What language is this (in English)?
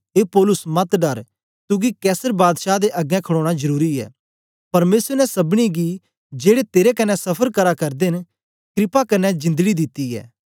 Dogri